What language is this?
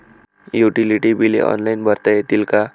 Marathi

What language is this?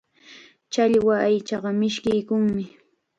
Chiquián Ancash Quechua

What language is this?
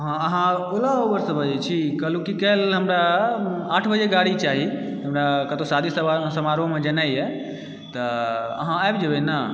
Maithili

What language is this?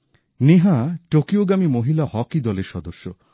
Bangla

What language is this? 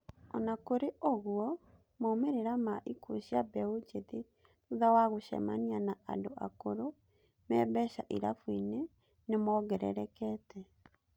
Kikuyu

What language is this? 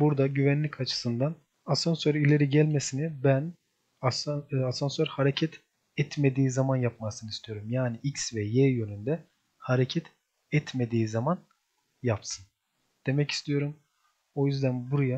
Turkish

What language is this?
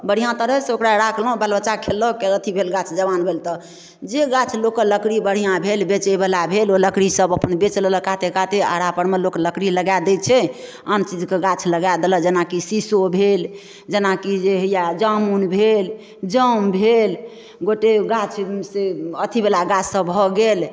Maithili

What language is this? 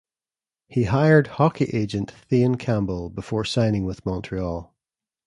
English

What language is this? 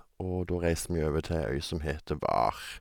Norwegian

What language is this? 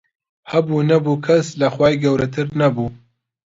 Central Kurdish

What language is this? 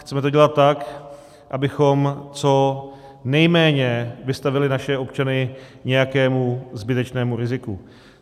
Czech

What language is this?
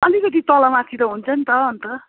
Nepali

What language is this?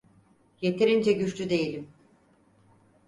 Turkish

